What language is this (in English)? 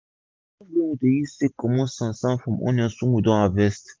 Nigerian Pidgin